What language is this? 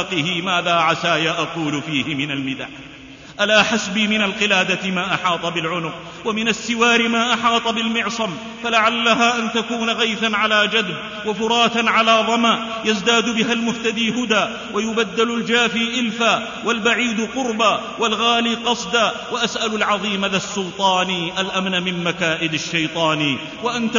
Arabic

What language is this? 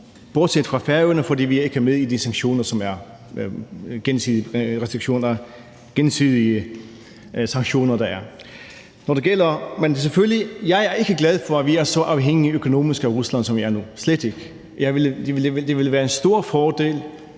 Danish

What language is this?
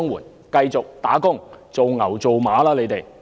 Cantonese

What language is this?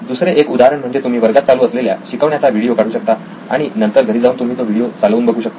Marathi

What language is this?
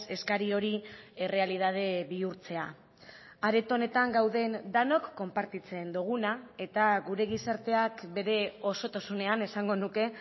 Basque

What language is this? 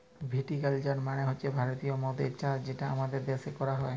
Bangla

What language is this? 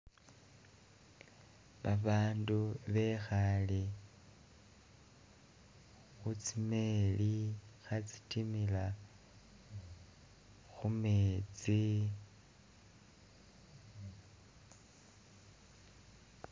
Masaaba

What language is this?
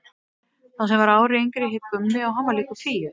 Icelandic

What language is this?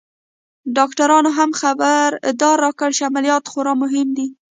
Pashto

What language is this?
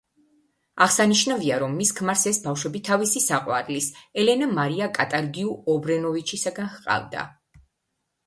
Georgian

